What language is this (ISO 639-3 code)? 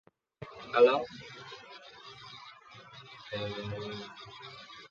vie